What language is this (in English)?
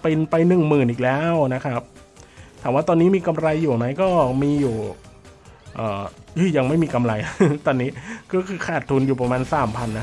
Thai